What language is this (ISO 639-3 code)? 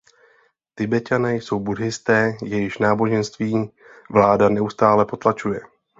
ces